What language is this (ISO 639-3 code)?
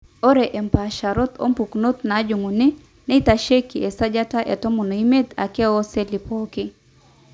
mas